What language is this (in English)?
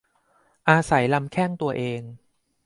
Thai